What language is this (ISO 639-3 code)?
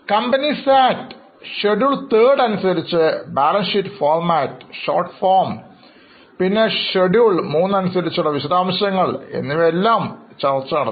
mal